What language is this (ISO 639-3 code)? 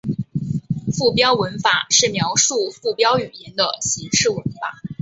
zho